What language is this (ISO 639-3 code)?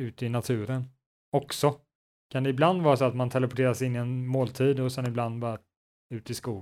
swe